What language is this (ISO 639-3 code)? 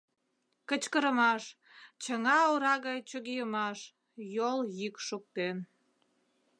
chm